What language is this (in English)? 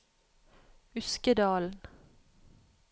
Norwegian